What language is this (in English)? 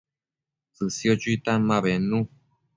Matsés